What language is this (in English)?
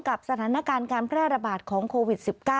Thai